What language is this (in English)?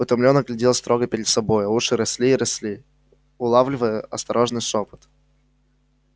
Russian